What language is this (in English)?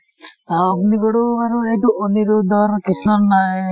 Assamese